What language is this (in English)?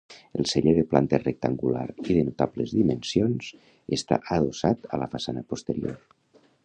Catalan